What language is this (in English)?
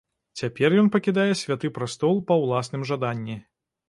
Belarusian